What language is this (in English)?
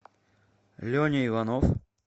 Russian